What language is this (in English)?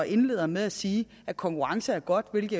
Danish